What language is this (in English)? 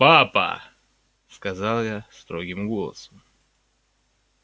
Russian